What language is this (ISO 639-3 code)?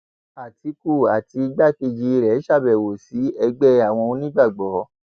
yor